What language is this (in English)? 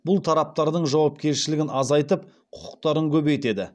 Kazakh